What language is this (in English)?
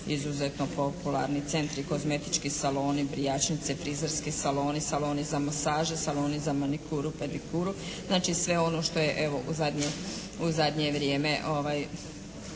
Croatian